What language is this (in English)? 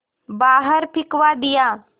Hindi